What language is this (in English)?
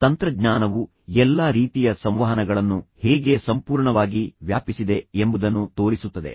Kannada